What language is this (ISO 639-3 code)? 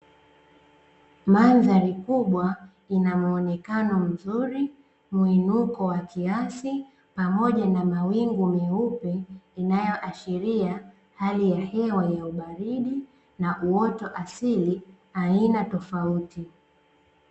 swa